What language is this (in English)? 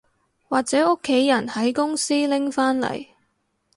Cantonese